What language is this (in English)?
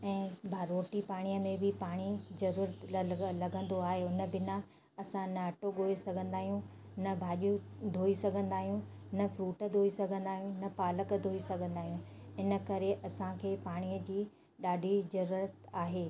Sindhi